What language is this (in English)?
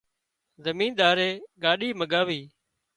Wadiyara Koli